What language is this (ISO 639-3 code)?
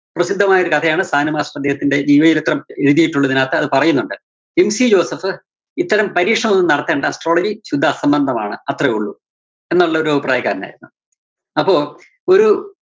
mal